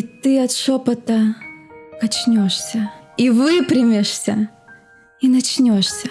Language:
Russian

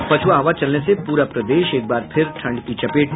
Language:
Hindi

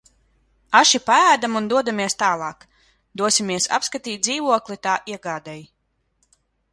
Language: Latvian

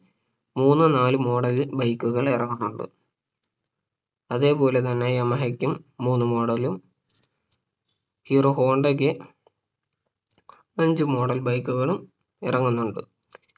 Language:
Malayalam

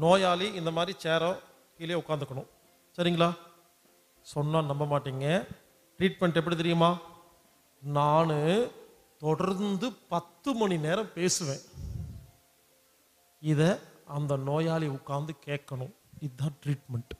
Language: Tamil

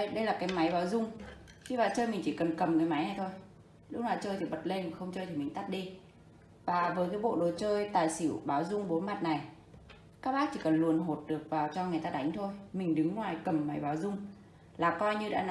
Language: Vietnamese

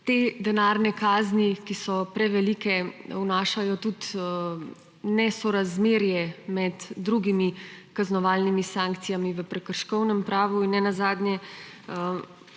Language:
Slovenian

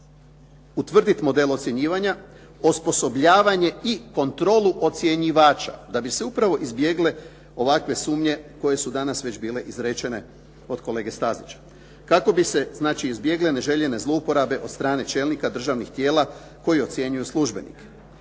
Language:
Croatian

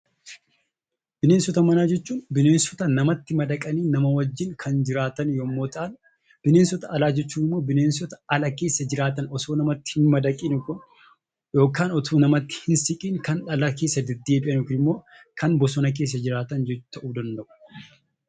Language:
Oromo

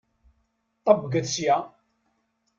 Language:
Kabyle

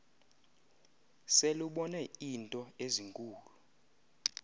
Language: Xhosa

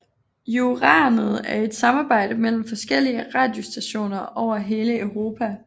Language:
Danish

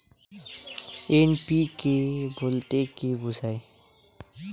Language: Bangla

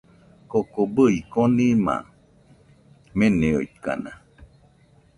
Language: Nüpode Huitoto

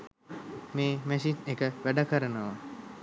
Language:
Sinhala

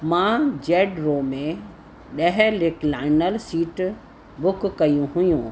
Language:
Sindhi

